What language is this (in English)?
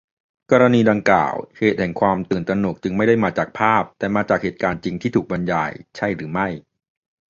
Thai